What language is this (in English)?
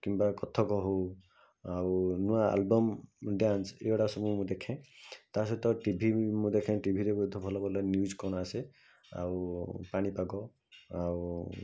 Odia